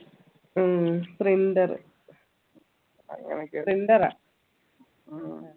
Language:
Malayalam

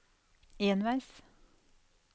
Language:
Norwegian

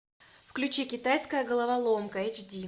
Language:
Russian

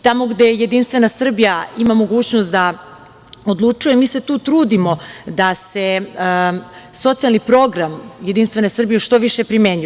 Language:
Serbian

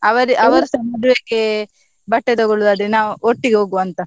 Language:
Kannada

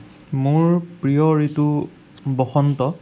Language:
Assamese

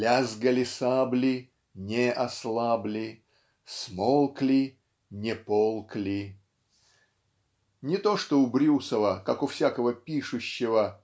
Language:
Russian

